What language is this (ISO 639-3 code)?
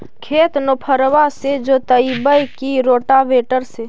mag